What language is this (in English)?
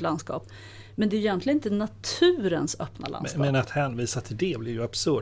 Swedish